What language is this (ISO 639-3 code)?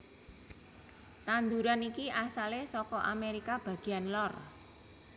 jav